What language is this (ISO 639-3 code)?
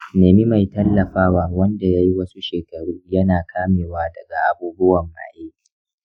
hau